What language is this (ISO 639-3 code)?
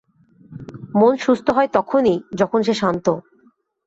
ben